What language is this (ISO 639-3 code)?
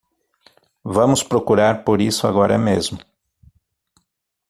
por